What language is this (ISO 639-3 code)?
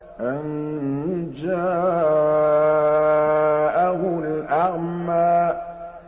ara